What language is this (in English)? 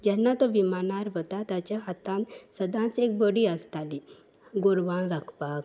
Konkani